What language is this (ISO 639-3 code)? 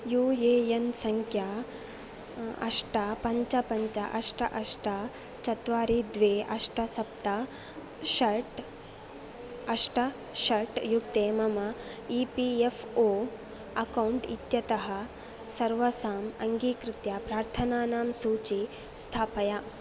san